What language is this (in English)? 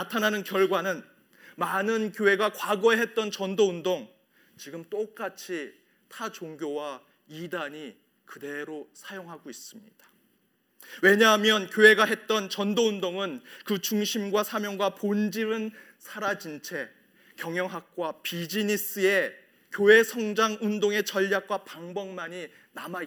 Korean